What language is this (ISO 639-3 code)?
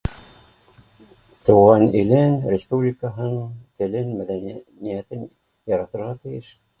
bak